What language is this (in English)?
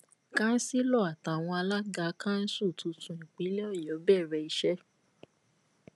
Yoruba